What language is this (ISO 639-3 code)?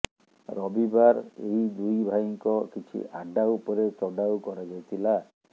ori